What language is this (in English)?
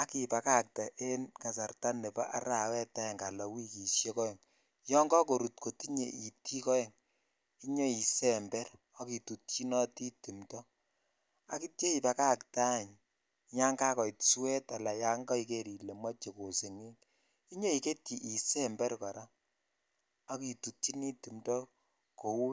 Kalenjin